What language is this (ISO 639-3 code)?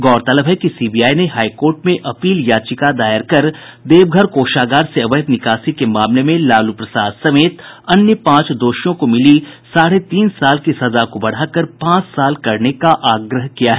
hin